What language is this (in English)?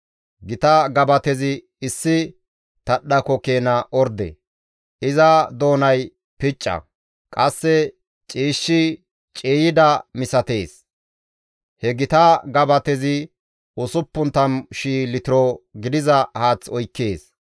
Gamo